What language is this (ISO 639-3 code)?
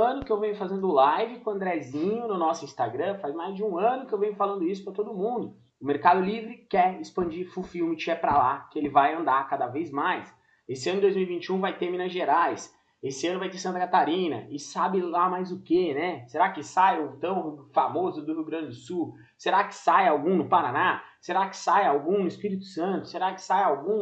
por